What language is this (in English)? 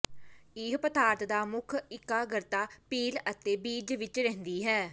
Punjabi